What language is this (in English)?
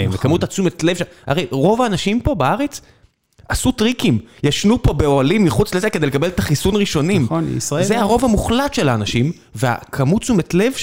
Hebrew